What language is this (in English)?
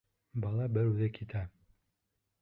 Bashkir